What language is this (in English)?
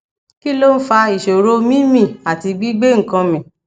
Yoruba